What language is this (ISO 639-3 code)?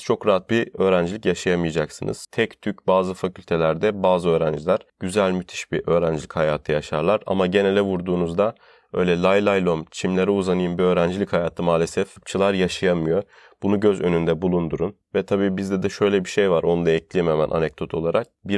tur